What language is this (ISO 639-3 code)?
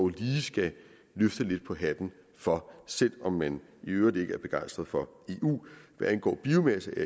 dan